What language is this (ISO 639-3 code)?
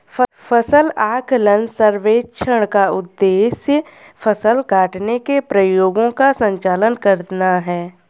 hin